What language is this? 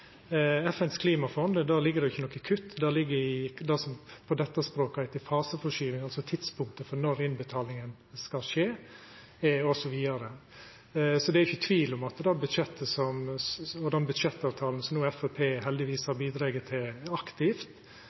Norwegian Nynorsk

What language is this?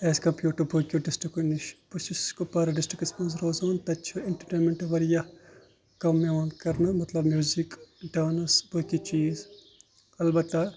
Kashmiri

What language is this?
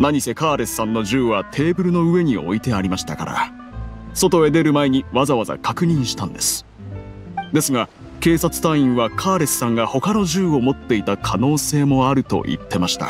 Japanese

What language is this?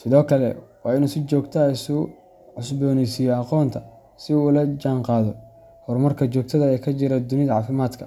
Somali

